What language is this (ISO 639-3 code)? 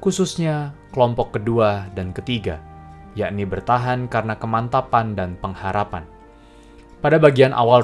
ind